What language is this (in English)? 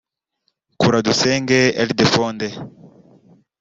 Kinyarwanda